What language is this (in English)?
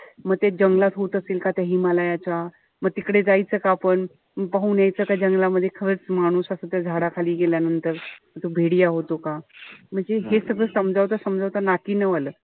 Marathi